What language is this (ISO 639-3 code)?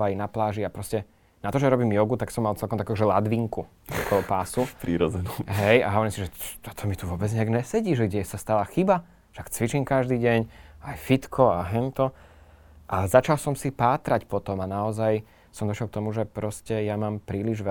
slk